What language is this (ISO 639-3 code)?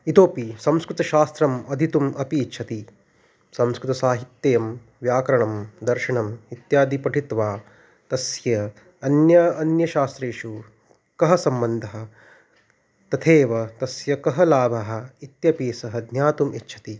san